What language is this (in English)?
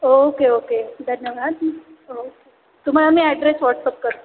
Marathi